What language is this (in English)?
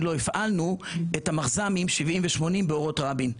Hebrew